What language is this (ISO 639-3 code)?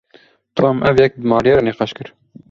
kur